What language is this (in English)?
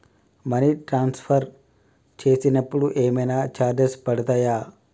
Telugu